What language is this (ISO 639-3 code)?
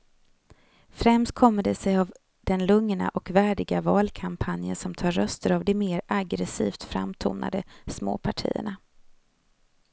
swe